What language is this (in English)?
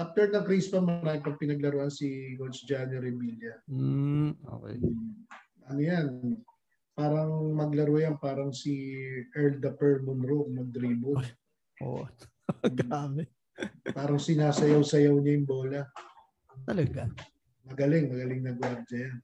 Filipino